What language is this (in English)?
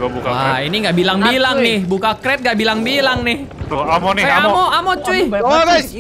Indonesian